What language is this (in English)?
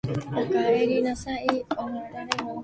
Japanese